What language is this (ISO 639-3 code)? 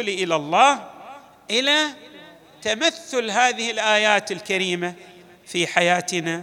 ara